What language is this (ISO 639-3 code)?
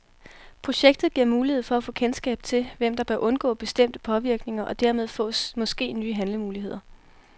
dan